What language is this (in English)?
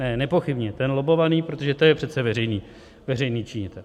Czech